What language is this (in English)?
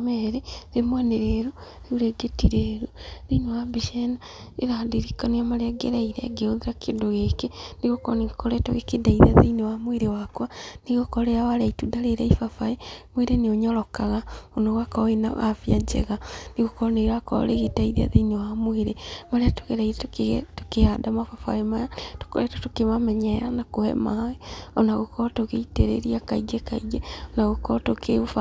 Kikuyu